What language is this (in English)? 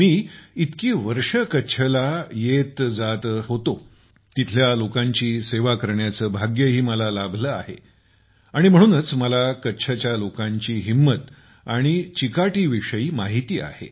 Marathi